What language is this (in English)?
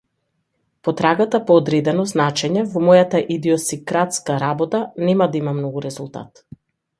Macedonian